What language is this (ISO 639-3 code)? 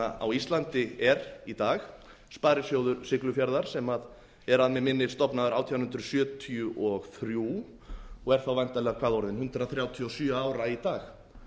isl